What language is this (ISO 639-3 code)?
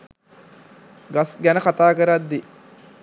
sin